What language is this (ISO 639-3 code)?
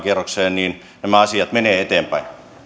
fin